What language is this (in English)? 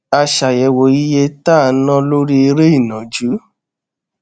Yoruba